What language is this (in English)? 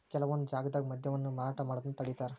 Kannada